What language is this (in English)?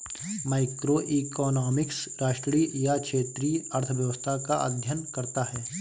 Hindi